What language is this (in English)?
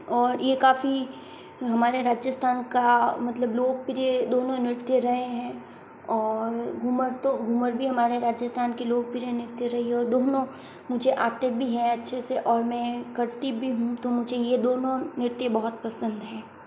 Hindi